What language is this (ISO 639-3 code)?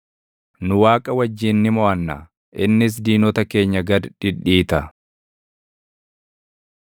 orm